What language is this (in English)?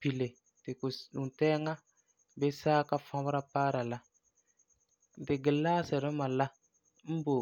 Frafra